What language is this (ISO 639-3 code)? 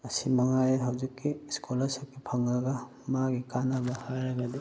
mni